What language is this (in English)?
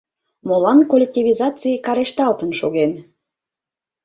Mari